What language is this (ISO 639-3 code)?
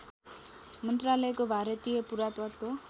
nep